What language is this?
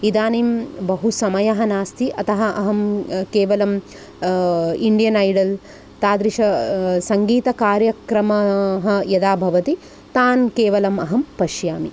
Sanskrit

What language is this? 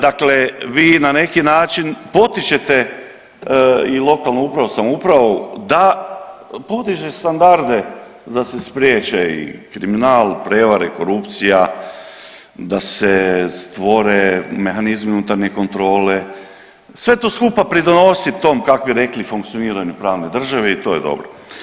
Croatian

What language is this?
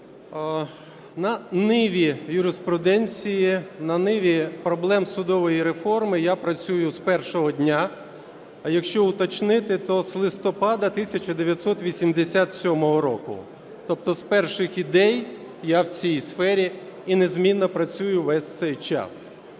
Ukrainian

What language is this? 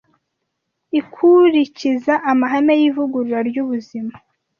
Kinyarwanda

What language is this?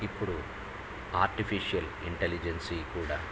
Telugu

